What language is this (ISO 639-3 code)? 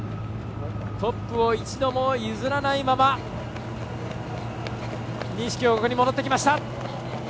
jpn